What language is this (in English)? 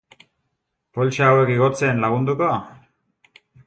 Basque